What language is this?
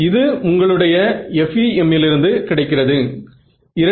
Tamil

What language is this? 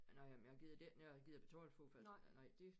Danish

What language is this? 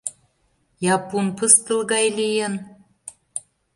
Mari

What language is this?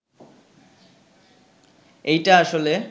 Bangla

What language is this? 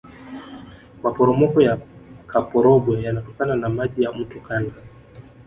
Swahili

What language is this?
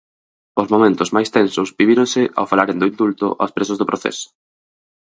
Galician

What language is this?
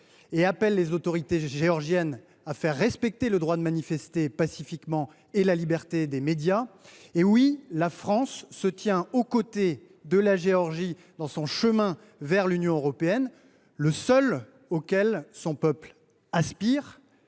French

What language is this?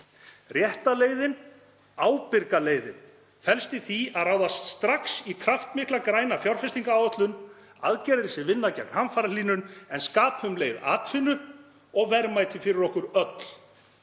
Icelandic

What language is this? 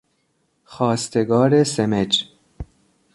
Persian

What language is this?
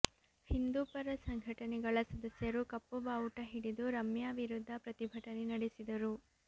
Kannada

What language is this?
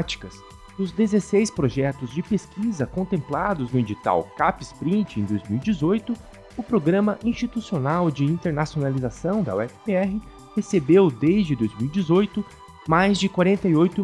Portuguese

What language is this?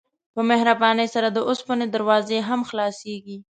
Pashto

